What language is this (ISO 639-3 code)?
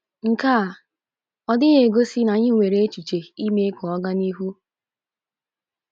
ibo